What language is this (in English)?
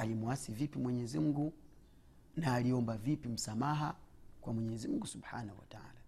Swahili